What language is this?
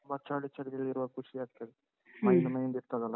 Kannada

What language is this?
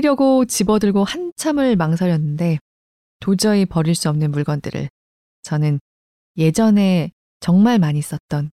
Korean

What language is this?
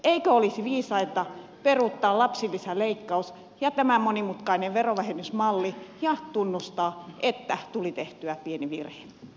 Finnish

